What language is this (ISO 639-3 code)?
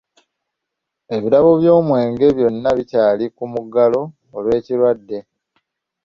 lug